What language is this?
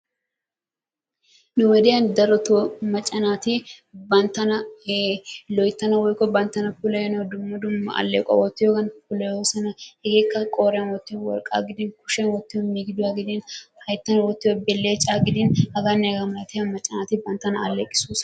Wolaytta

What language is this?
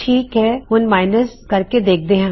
Punjabi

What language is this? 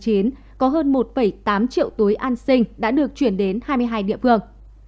Vietnamese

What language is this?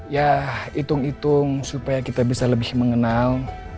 Indonesian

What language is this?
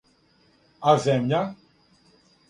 Serbian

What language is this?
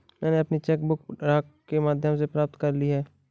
Hindi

